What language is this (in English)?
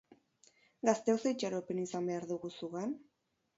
Basque